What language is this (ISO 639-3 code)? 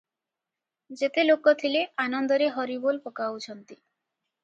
ori